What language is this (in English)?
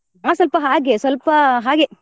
Kannada